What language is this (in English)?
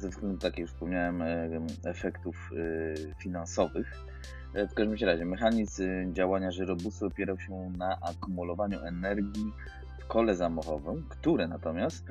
Polish